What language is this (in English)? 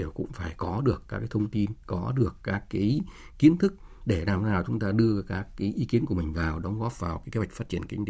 Vietnamese